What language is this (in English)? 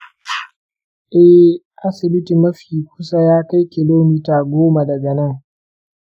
Hausa